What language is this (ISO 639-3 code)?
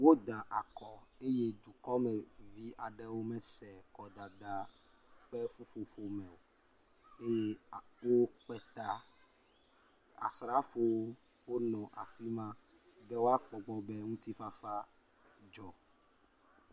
ewe